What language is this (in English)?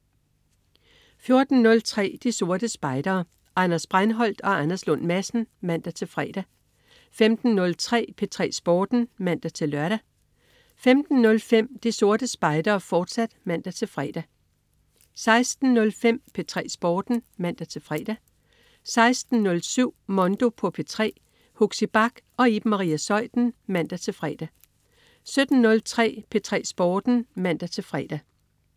Danish